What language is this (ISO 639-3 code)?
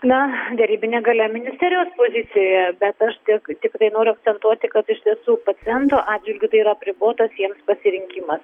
lit